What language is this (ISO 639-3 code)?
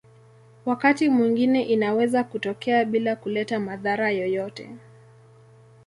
swa